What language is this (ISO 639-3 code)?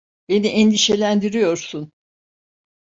tur